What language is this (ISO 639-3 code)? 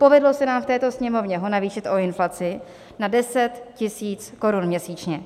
ces